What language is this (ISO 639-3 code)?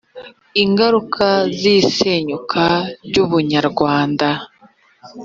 kin